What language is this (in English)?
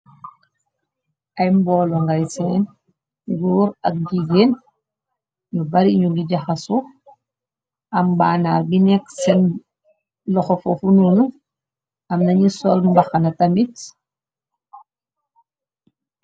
Wolof